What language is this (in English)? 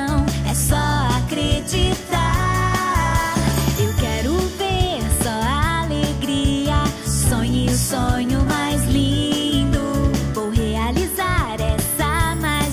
Bulgarian